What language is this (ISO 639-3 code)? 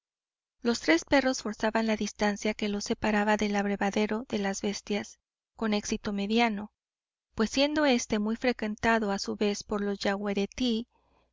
spa